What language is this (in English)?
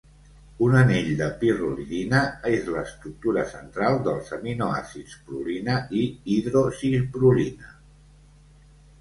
Catalan